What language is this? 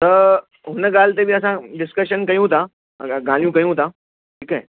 Sindhi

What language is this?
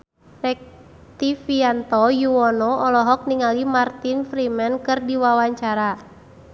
Sundanese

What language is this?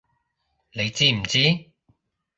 Cantonese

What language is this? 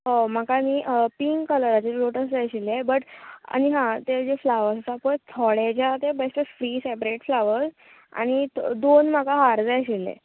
Konkani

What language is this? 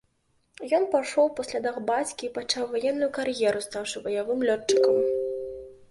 Belarusian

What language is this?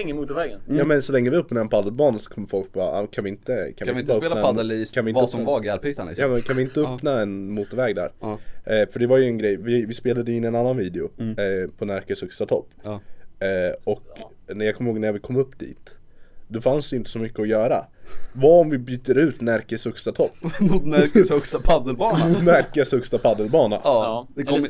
Swedish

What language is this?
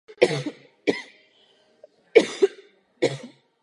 Czech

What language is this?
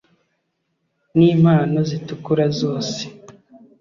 Kinyarwanda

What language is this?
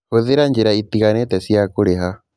Kikuyu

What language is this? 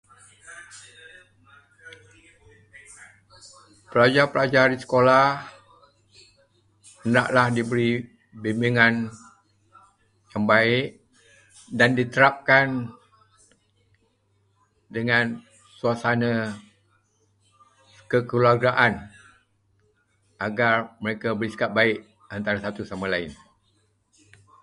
Malay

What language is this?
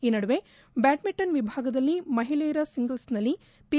Kannada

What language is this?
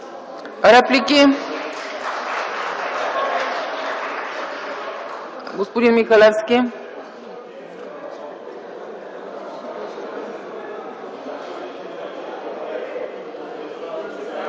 Bulgarian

